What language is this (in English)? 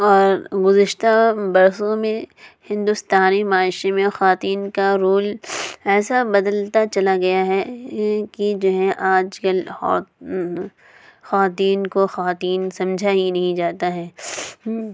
Urdu